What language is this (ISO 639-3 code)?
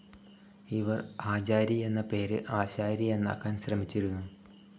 mal